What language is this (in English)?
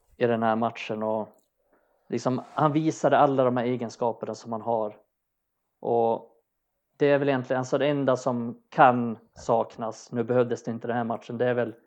Swedish